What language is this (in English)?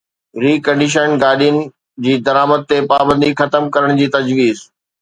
Sindhi